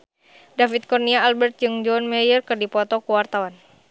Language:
Sundanese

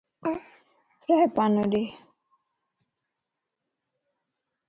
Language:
Lasi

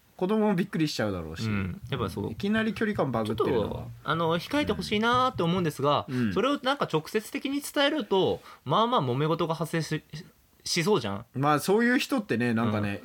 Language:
Japanese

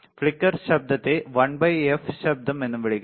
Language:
Malayalam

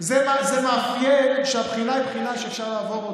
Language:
Hebrew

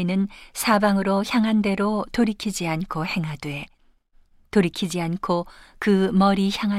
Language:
Korean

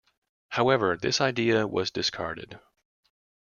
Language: English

